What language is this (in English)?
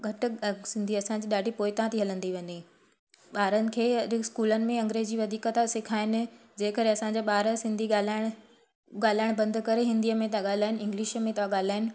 Sindhi